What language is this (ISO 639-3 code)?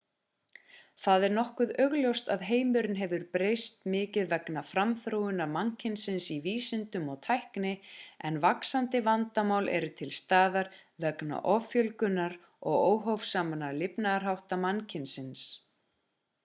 isl